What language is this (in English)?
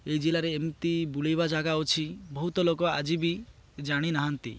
Odia